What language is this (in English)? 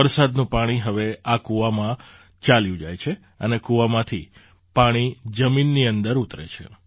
Gujarati